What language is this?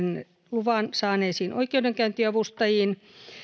Finnish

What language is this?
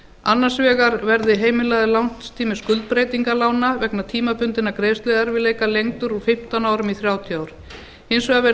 Icelandic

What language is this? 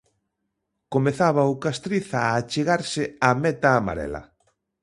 Galician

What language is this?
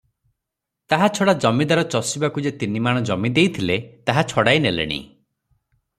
Odia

